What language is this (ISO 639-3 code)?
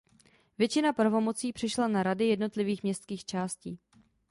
ces